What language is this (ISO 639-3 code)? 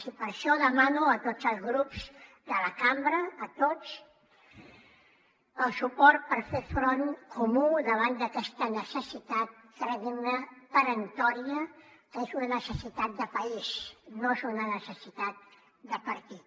cat